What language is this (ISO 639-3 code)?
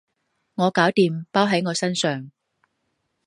yue